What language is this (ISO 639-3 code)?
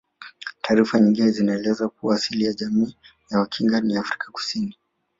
swa